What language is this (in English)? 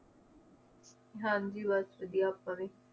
Punjabi